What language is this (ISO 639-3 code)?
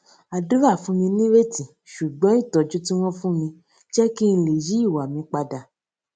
yor